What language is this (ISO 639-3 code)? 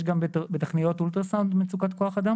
heb